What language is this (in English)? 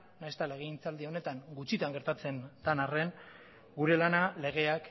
Basque